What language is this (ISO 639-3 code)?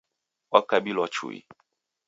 dav